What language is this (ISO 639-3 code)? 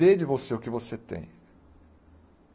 por